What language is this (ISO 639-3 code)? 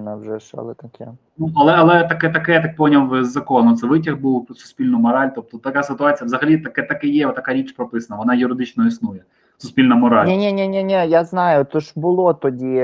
ukr